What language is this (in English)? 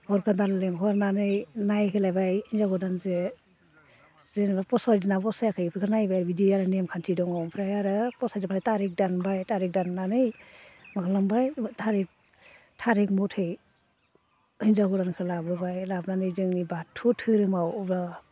Bodo